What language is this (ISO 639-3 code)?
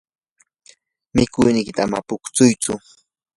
qur